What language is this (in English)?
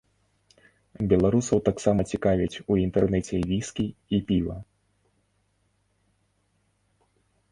Belarusian